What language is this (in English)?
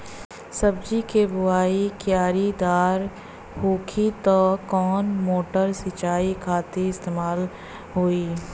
Bhojpuri